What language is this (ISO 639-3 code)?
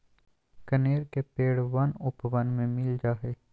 mag